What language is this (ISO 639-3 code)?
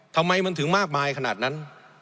tha